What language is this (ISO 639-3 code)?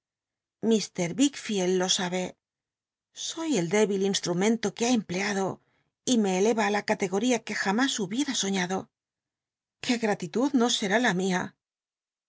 spa